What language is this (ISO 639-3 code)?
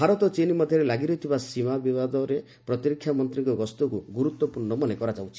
ori